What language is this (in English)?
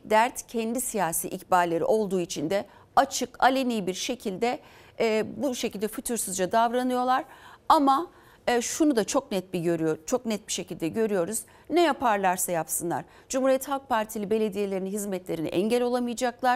Turkish